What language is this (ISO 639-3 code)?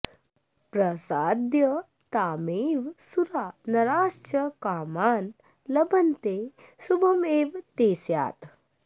san